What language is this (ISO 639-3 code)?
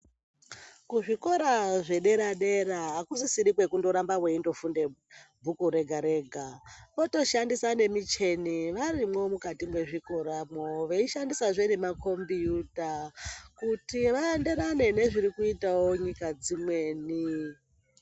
ndc